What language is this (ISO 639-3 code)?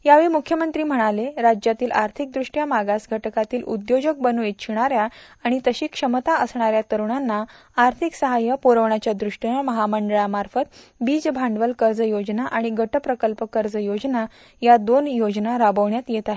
mar